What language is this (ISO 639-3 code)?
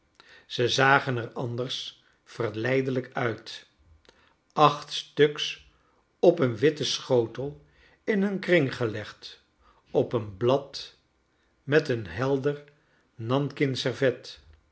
nld